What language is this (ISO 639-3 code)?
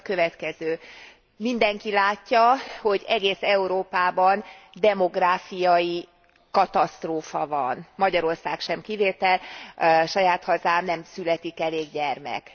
hun